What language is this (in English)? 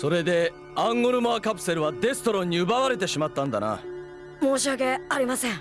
Japanese